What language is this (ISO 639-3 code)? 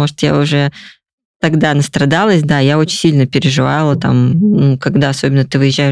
rus